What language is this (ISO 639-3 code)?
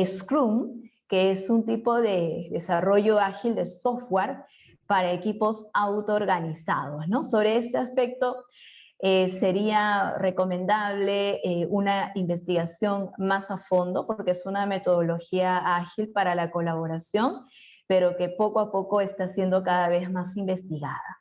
spa